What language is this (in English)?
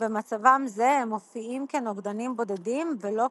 Hebrew